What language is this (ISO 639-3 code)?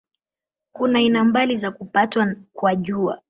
swa